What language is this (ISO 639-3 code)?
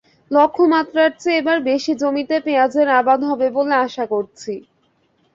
ben